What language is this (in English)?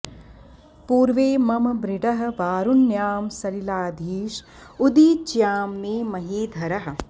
Sanskrit